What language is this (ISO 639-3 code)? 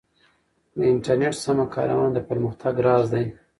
pus